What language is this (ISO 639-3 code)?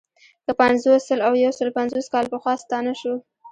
pus